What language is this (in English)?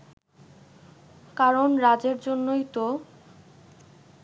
Bangla